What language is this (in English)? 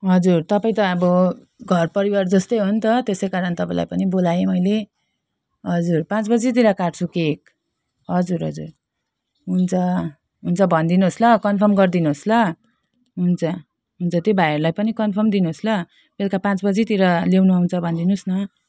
Nepali